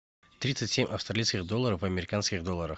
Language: Russian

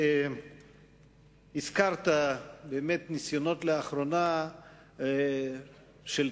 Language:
Hebrew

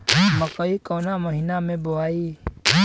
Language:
Bhojpuri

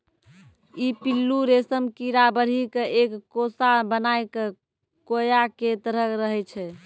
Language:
Maithili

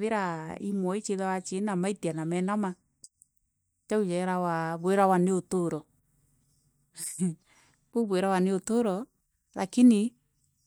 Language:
Meru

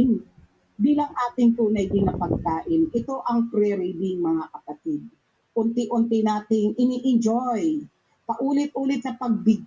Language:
Filipino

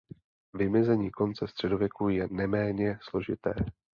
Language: Czech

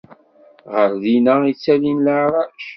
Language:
Kabyle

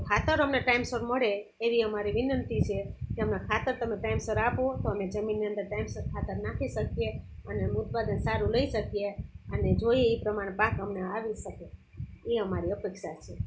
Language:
Gujarati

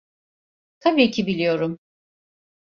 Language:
Turkish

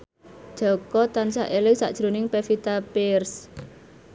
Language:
Javanese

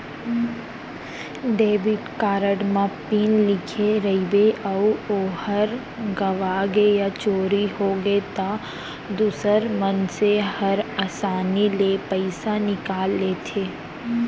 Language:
Chhattisgarhi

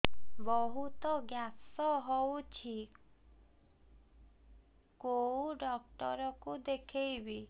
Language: Odia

